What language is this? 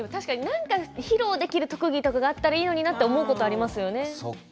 Japanese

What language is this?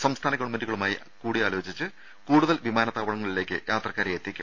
Malayalam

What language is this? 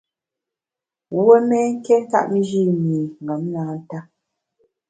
Bamun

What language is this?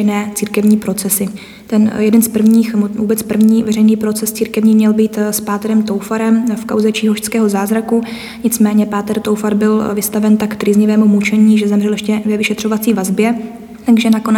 Czech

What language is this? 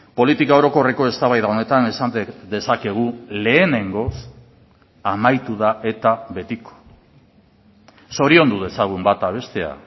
Basque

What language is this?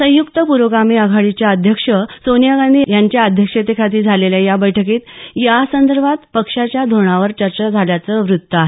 Marathi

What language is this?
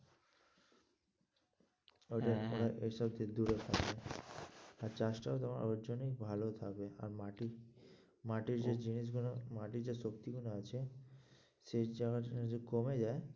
Bangla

